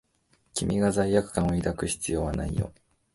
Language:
Japanese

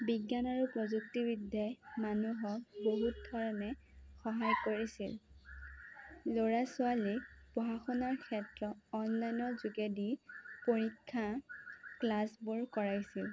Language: Assamese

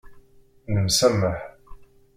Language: Kabyle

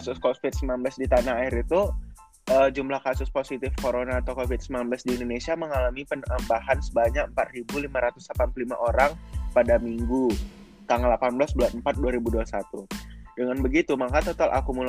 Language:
Indonesian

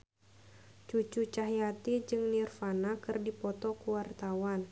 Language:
Sundanese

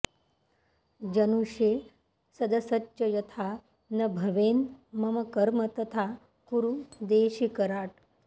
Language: Sanskrit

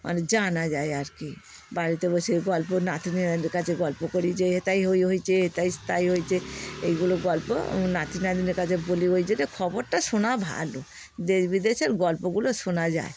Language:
Bangla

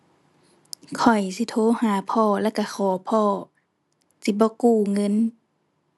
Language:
Thai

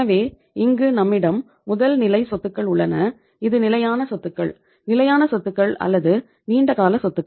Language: Tamil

